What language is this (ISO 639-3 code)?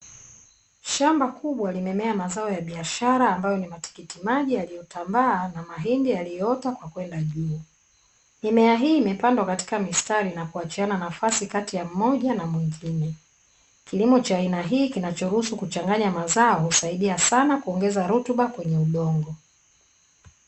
swa